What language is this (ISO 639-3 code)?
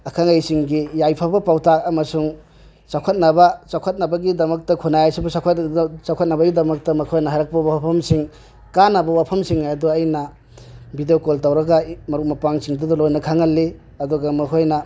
mni